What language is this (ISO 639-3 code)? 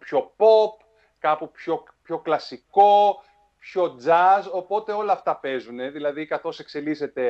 ell